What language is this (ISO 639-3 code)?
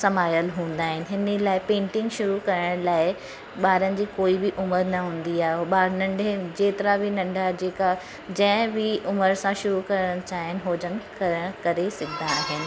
snd